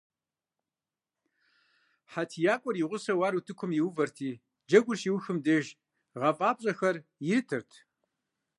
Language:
Kabardian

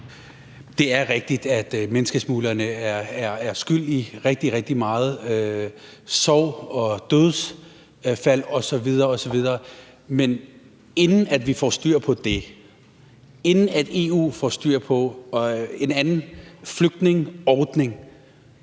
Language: Danish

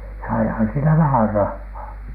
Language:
Finnish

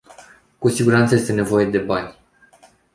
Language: Romanian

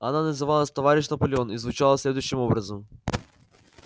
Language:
Russian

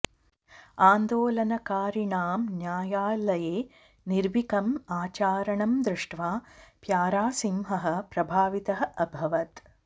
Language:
Sanskrit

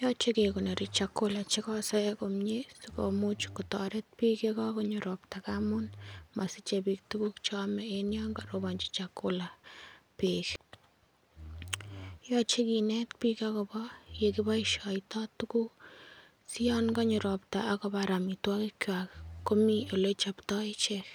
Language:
Kalenjin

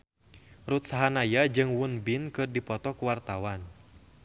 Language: Sundanese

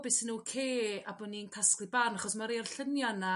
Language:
Welsh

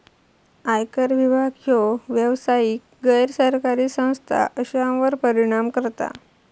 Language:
Marathi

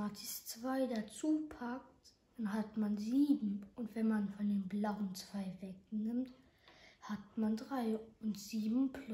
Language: German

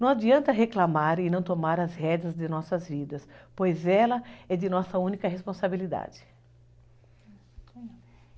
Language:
Portuguese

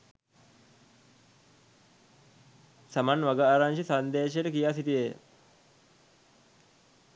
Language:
Sinhala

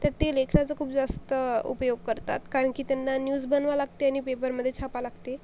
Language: Marathi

